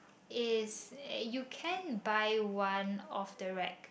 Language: English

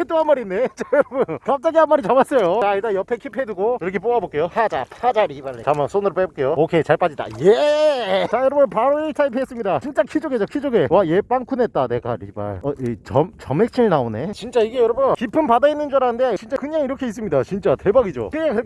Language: Korean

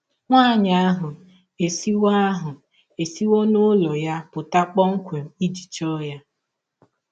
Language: Igbo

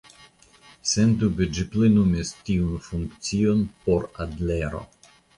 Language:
Esperanto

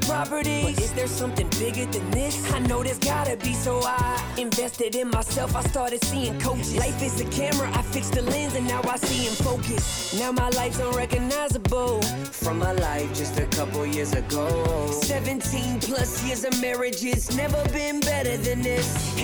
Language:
English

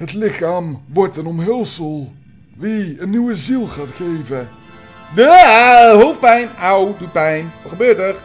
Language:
Dutch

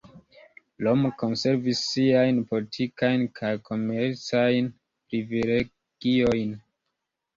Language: Esperanto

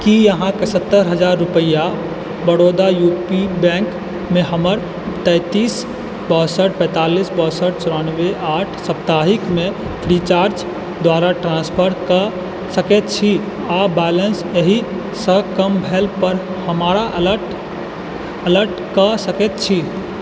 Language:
Maithili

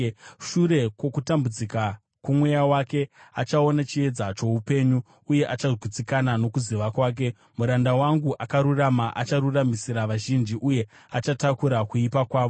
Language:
Shona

